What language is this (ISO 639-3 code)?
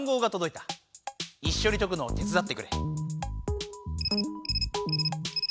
jpn